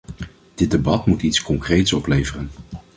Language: Dutch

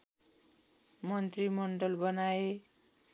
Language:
Nepali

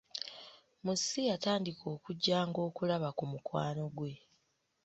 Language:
Ganda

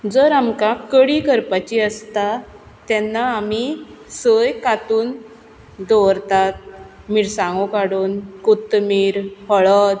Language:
Konkani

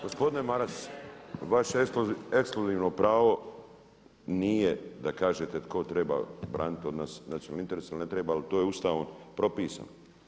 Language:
Croatian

